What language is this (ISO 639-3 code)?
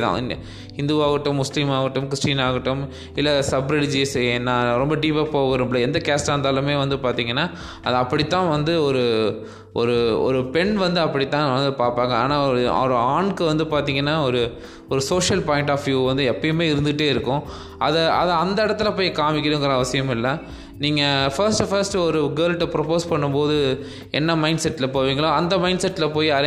tam